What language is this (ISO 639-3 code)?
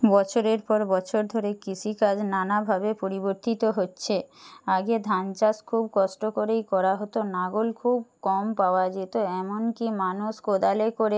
ben